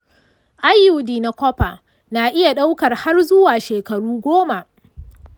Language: Hausa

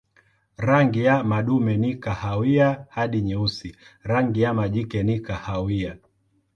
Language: Swahili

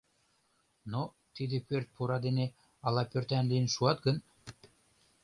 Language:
Mari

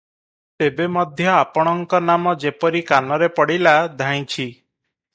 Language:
Odia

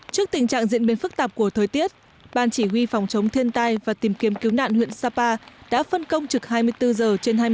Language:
Vietnamese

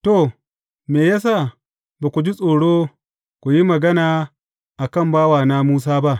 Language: Hausa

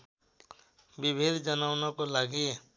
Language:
Nepali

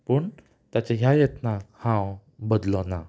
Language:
Konkani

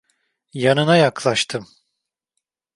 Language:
Turkish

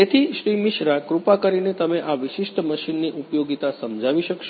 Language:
Gujarati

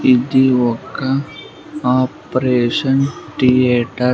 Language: Telugu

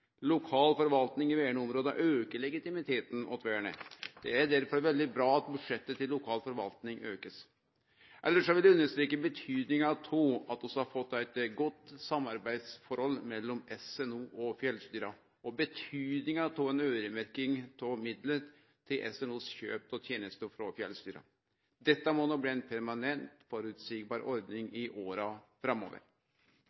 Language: Norwegian Nynorsk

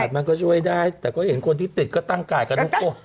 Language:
Thai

